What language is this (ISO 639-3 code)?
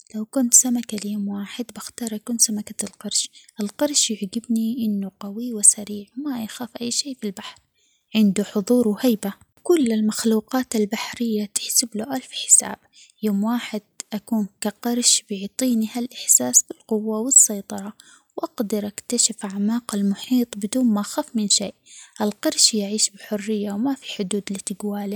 acx